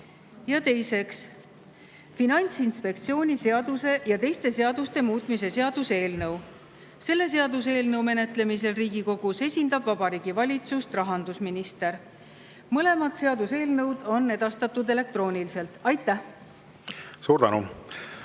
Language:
Estonian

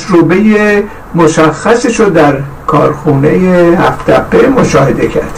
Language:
Persian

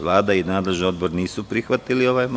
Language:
Serbian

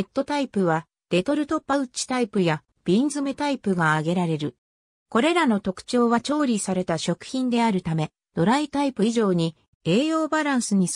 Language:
Japanese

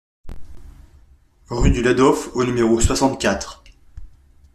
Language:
French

